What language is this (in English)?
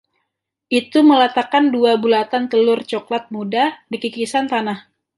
Indonesian